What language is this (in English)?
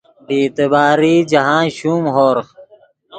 Yidgha